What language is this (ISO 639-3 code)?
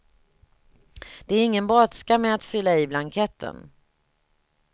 swe